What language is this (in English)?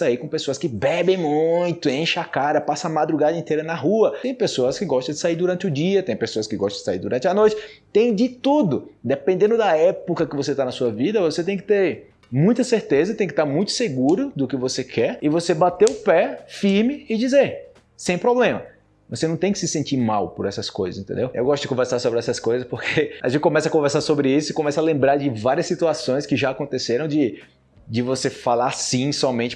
Portuguese